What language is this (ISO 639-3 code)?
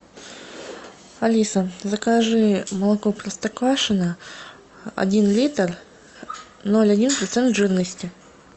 rus